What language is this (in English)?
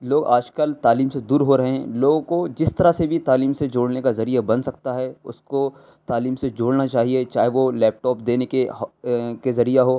Urdu